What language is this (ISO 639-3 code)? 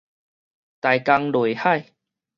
nan